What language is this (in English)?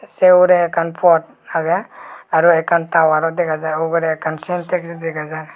Chakma